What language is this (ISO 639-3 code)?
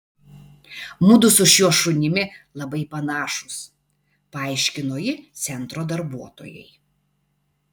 lit